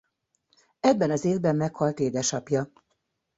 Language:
Hungarian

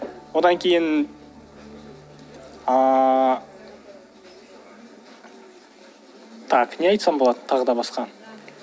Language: Kazakh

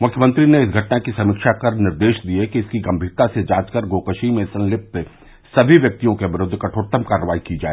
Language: Hindi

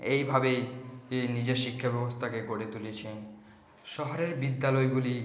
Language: Bangla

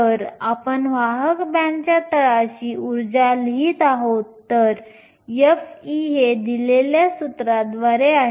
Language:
Marathi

